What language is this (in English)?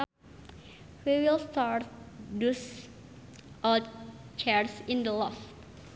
Sundanese